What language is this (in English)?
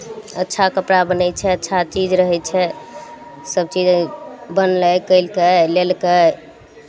Maithili